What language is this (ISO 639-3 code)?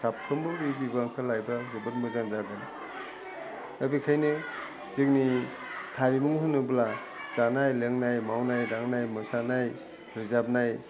brx